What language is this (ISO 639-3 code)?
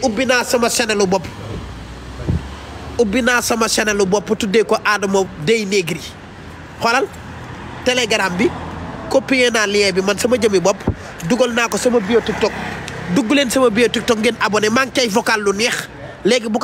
fra